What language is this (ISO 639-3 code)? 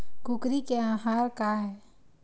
hne